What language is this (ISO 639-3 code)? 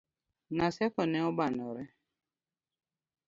luo